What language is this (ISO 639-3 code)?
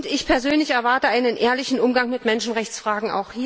deu